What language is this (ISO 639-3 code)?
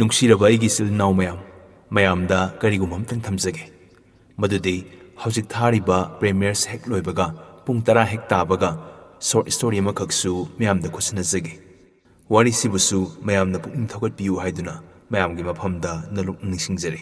vie